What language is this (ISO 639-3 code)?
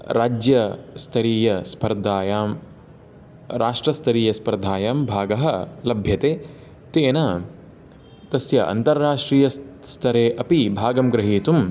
san